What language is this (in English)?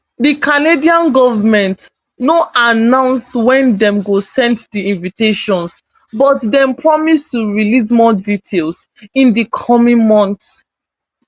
Nigerian Pidgin